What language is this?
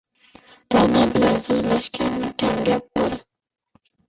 Uzbek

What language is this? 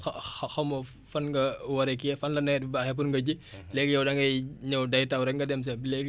Wolof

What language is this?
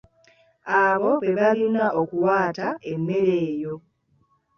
Ganda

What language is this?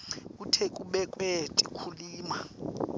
Swati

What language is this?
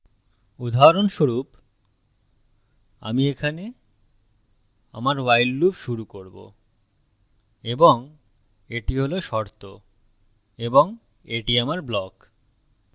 Bangla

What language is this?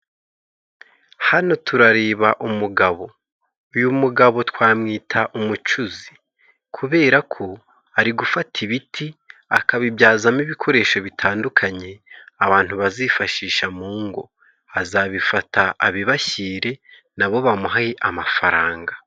Kinyarwanda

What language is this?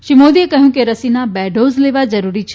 Gujarati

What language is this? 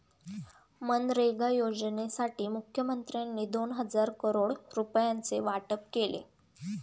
Marathi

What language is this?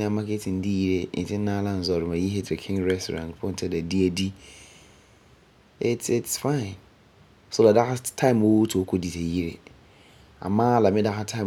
Frafra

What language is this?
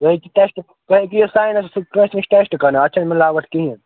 Kashmiri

